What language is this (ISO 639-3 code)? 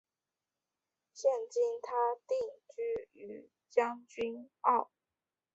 zho